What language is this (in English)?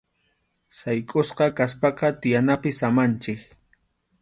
Arequipa-La Unión Quechua